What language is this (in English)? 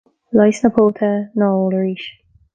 Irish